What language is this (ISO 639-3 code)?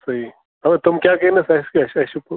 kas